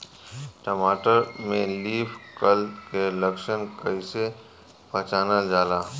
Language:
Bhojpuri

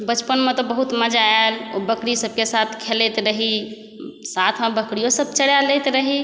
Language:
Maithili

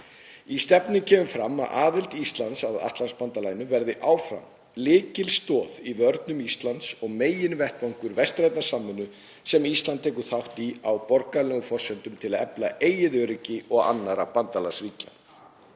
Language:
Icelandic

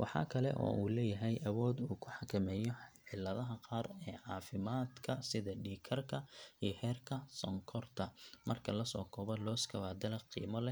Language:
Somali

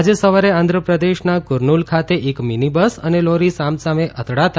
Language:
Gujarati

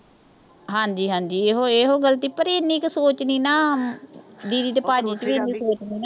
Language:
Punjabi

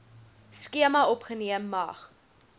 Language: Afrikaans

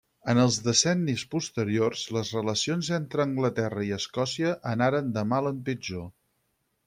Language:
Catalan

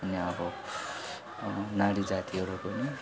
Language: Nepali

